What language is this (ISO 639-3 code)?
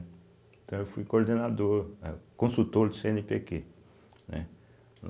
por